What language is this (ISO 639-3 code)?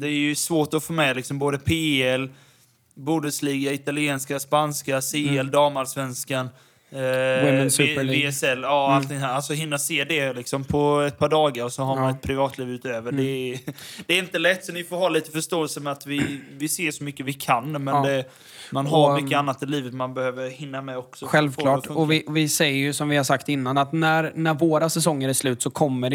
swe